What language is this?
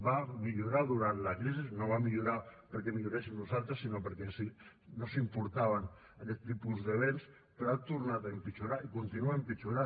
Catalan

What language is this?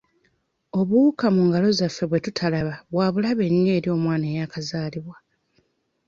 Ganda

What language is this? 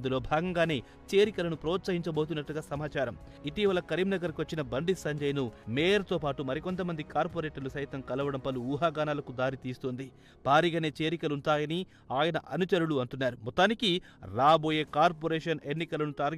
Telugu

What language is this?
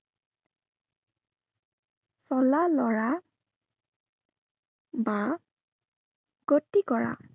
Assamese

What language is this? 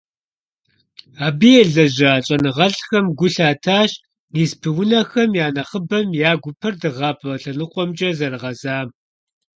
Kabardian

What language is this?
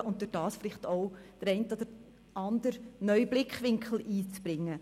Swiss German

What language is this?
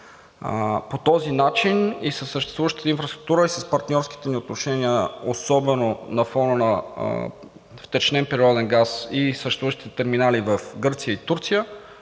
Bulgarian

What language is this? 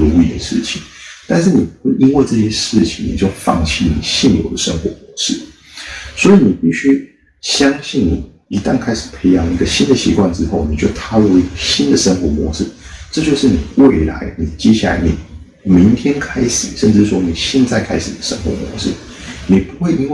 Chinese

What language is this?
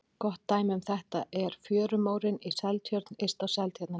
Icelandic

